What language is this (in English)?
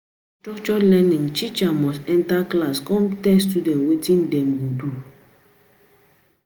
Nigerian Pidgin